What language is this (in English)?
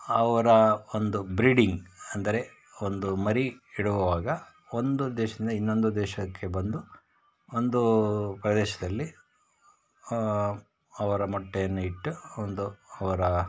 Kannada